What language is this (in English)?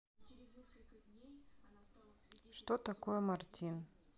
Russian